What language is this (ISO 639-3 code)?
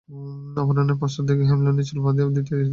ben